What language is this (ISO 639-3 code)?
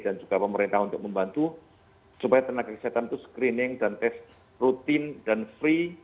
ind